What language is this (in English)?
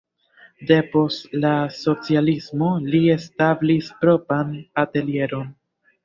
Esperanto